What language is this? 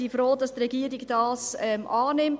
Swiss German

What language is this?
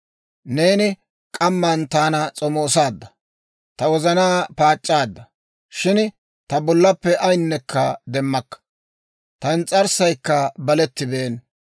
Dawro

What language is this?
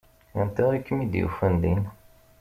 Kabyle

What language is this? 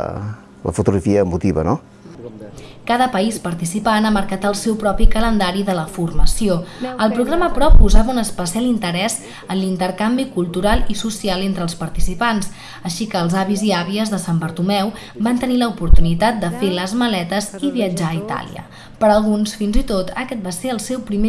Catalan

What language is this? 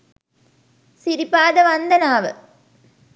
Sinhala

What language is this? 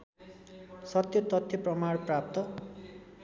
Nepali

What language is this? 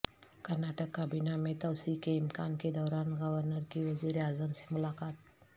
Urdu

